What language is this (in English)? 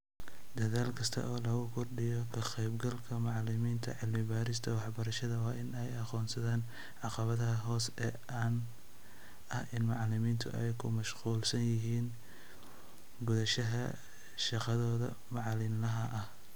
Somali